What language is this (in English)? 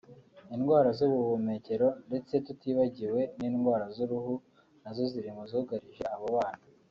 Kinyarwanda